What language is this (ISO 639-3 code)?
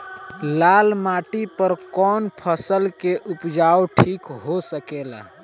bho